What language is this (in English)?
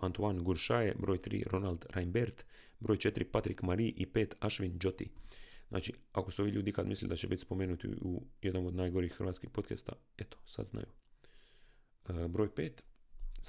Croatian